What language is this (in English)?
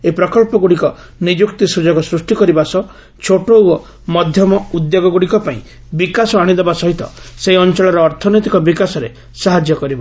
Odia